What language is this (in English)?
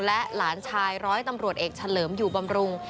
Thai